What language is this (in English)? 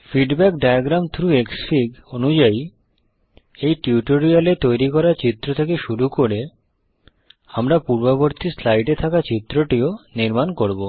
Bangla